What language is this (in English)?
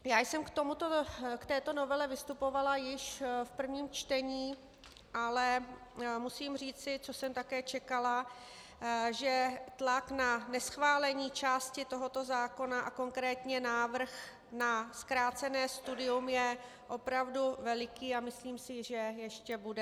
Czech